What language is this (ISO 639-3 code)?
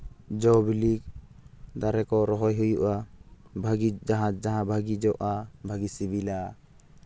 sat